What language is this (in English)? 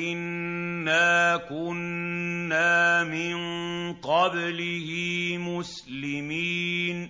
Arabic